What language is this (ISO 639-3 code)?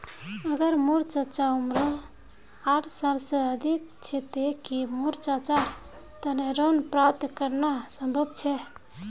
mag